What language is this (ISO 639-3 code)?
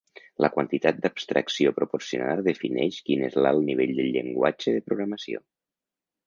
cat